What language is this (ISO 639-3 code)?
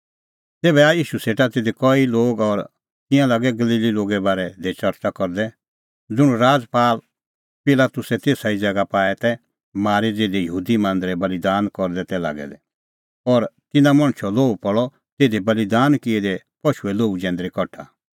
kfx